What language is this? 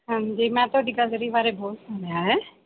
Punjabi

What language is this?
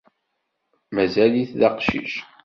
Kabyle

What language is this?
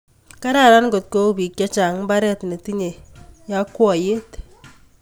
Kalenjin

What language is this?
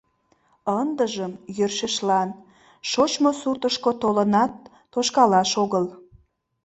Mari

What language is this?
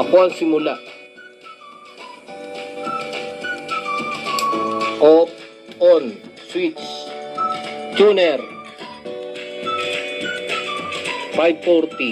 Filipino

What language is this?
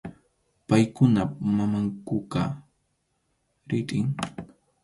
Arequipa-La Unión Quechua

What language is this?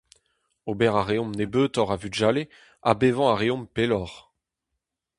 Breton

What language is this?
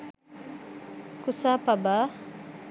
Sinhala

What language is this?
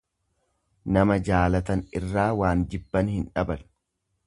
Oromo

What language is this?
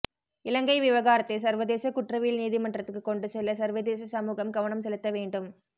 Tamil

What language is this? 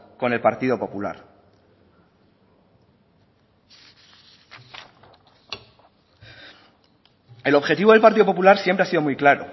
Spanish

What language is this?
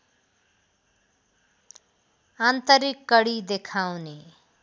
Nepali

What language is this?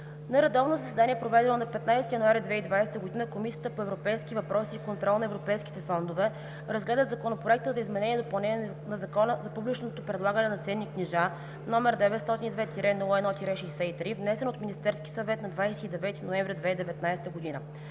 Bulgarian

